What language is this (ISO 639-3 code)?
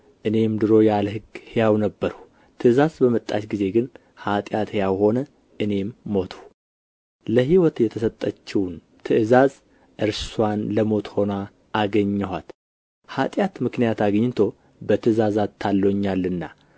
amh